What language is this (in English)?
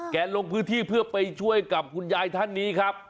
Thai